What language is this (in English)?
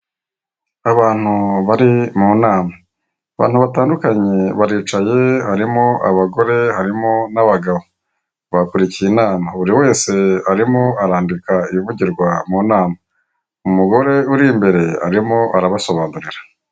Kinyarwanda